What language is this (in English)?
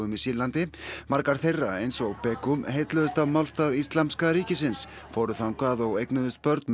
Icelandic